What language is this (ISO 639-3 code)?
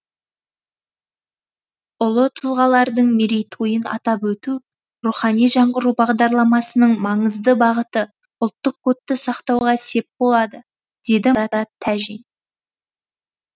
kaz